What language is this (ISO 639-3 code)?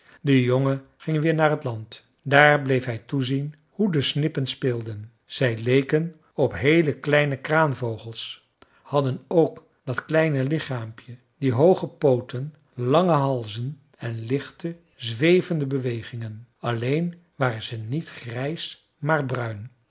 nld